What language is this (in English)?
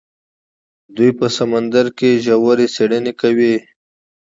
Pashto